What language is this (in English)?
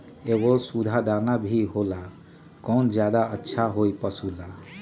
Magahi